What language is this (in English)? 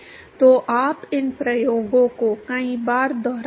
Hindi